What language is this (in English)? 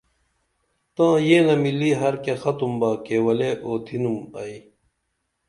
Dameli